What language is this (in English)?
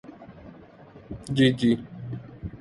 Urdu